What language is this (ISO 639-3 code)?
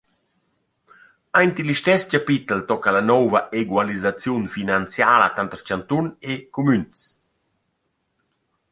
roh